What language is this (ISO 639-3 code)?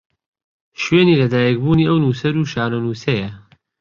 ckb